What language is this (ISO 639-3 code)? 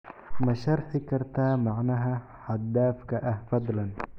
som